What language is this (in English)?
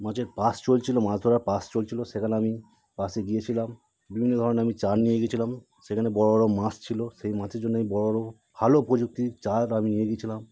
Bangla